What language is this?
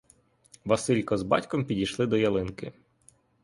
Ukrainian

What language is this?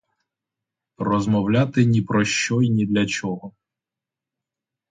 Ukrainian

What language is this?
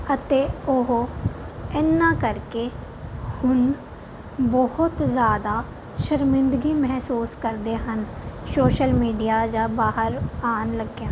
Punjabi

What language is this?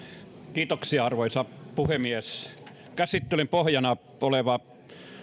Finnish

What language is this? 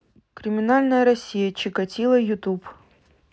Russian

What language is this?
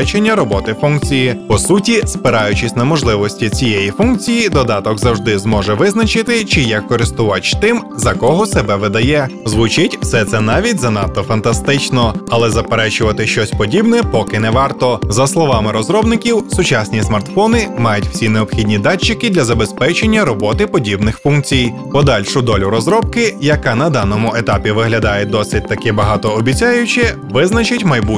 Ukrainian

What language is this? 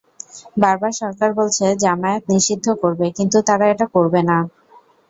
Bangla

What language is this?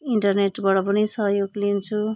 Nepali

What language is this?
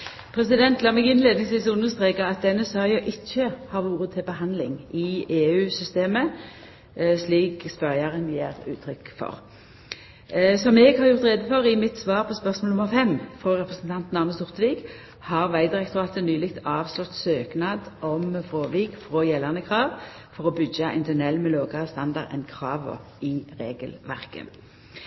Norwegian Nynorsk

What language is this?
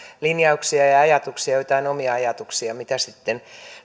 Finnish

